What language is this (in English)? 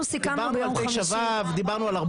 Hebrew